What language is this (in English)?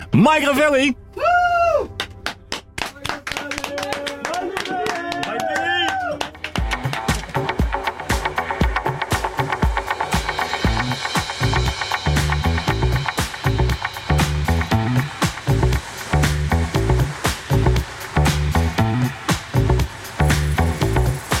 Dutch